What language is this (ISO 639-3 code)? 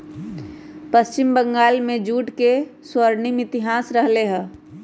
mag